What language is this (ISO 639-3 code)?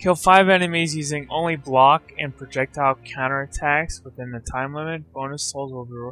eng